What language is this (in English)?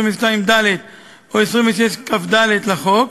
Hebrew